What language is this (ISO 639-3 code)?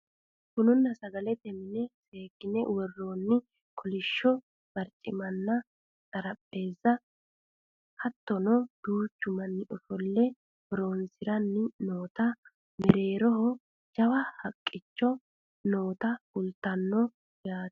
sid